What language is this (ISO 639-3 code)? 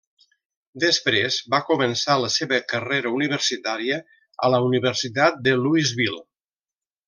cat